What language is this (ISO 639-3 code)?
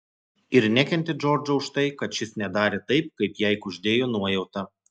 lit